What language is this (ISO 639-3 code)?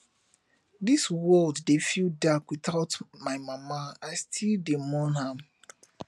pcm